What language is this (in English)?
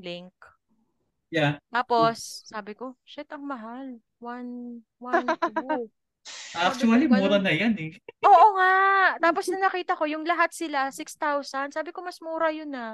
Filipino